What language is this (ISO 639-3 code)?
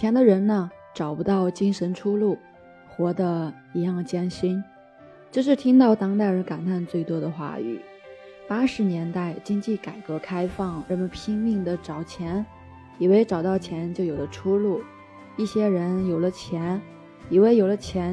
zho